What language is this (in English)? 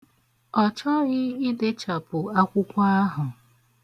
Igbo